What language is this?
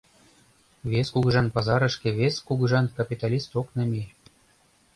Mari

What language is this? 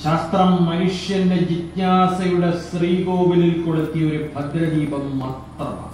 Malayalam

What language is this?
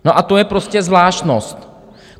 Czech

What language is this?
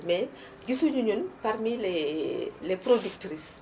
Wolof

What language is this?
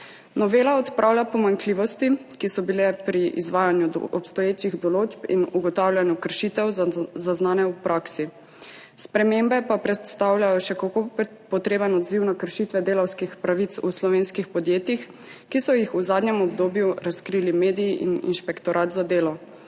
Slovenian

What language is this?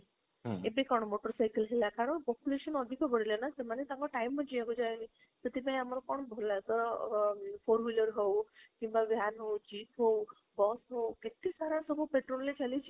Odia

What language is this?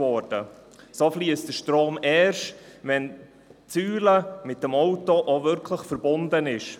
Swiss German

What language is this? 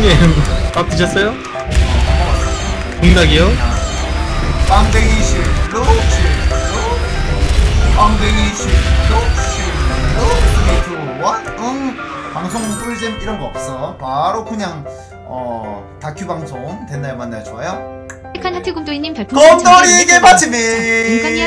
Korean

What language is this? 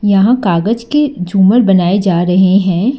Hindi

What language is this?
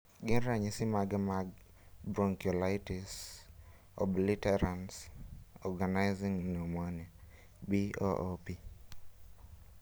Luo (Kenya and Tanzania)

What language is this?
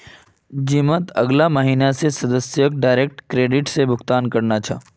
Magahi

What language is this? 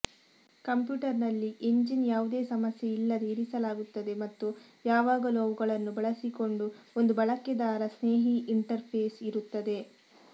Kannada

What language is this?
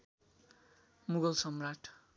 Nepali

